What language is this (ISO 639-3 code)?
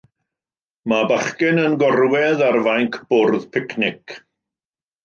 cym